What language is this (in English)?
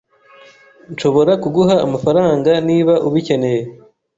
Kinyarwanda